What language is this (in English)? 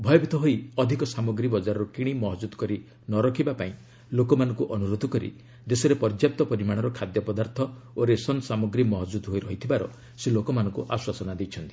Odia